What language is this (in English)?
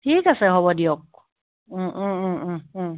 Assamese